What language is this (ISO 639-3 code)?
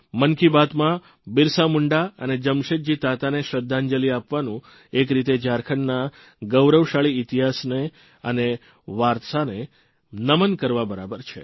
guj